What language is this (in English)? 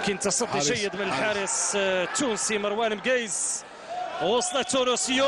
Arabic